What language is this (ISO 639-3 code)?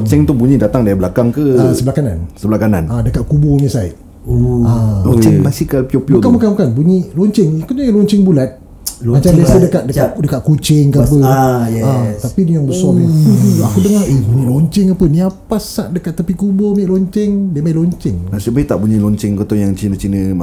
msa